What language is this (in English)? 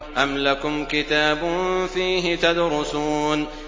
Arabic